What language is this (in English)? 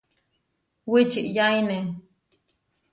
Huarijio